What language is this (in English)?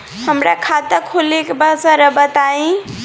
Bhojpuri